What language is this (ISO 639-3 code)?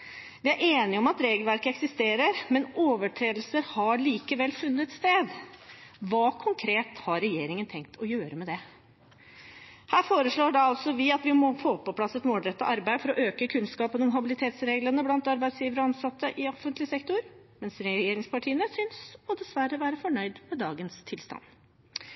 nob